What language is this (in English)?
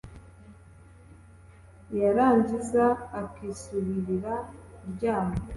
Kinyarwanda